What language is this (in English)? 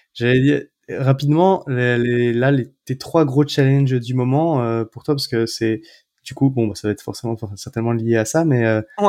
French